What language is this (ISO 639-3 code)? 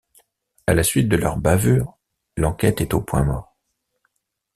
fra